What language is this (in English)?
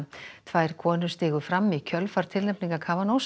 Icelandic